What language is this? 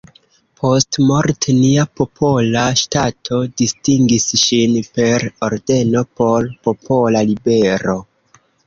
Esperanto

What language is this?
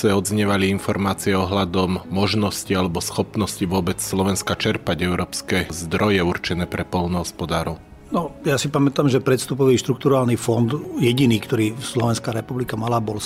Slovak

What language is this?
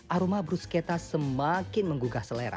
Indonesian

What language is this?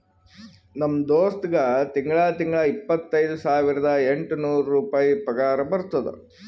Kannada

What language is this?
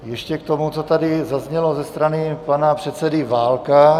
Czech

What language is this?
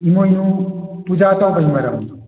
Manipuri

